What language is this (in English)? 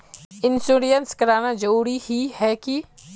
Magahi